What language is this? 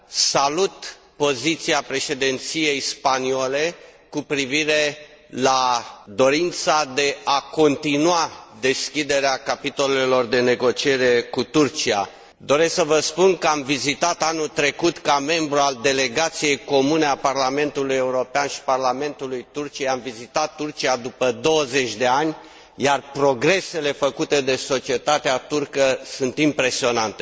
Romanian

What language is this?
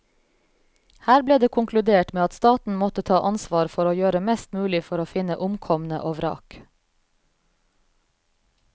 Norwegian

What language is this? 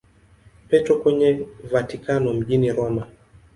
Swahili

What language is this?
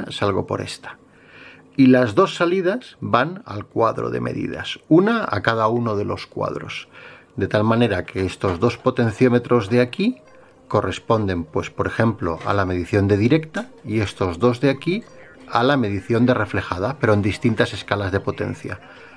Spanish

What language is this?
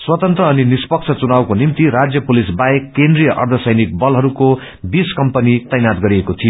Nepali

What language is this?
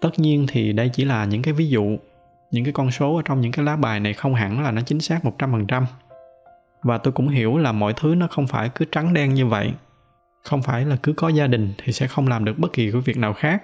Vietnamese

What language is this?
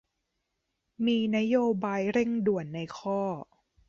Thai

